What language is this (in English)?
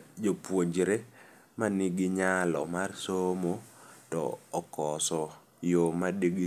Luo (Kenya and Tanzania)